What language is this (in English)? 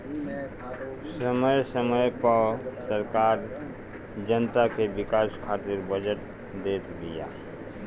Bhojpuri